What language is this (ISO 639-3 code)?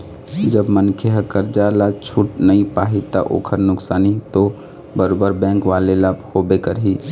hne